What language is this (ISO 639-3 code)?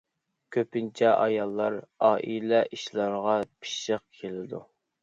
uig